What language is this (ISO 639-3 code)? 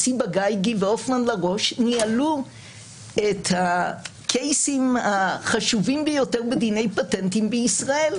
heb